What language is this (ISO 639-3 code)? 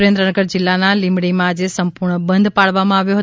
guj